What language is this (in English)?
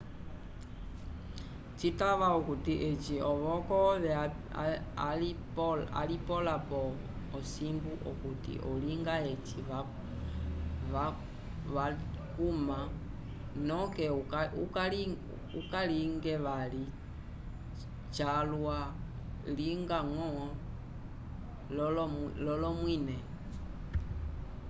Umbundu